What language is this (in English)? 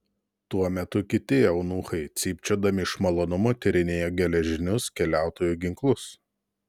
Lithuanian